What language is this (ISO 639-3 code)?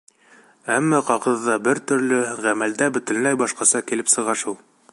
bak